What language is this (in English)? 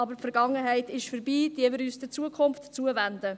Swiss German